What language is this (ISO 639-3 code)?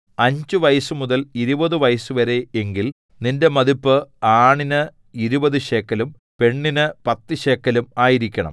mal